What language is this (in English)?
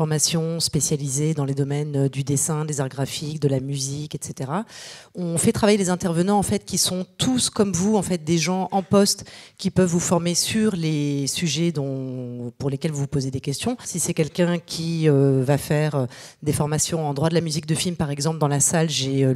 French